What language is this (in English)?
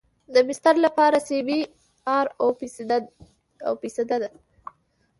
Pashto